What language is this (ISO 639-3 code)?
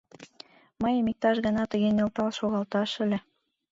chm